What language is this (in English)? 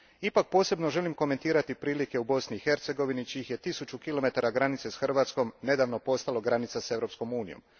Croatian